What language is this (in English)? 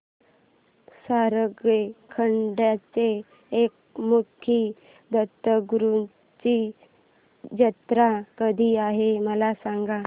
Marathi